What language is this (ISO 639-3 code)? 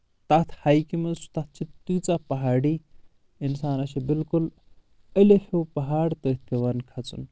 kas